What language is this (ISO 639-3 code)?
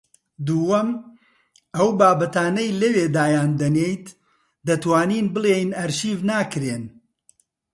ckb